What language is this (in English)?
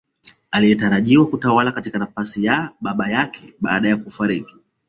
Swahili